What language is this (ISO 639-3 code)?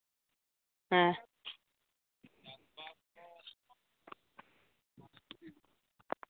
sat